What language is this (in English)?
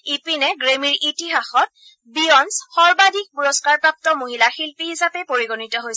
Assamese